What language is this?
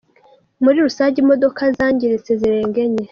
Kinyarwanda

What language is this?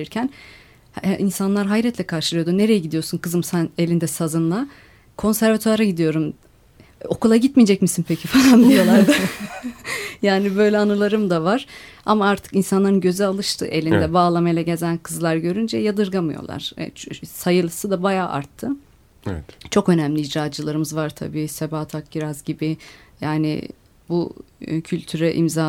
Turkish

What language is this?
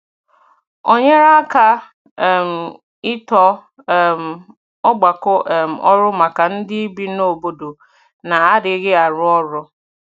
Igbo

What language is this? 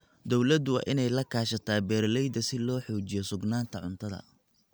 Somali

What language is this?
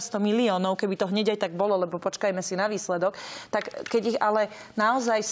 Slovak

